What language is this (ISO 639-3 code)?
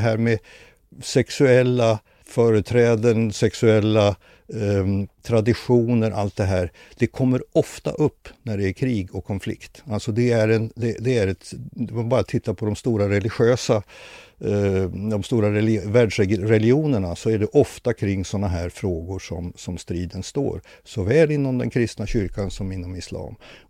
swe